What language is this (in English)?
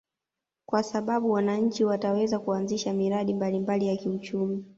Swahili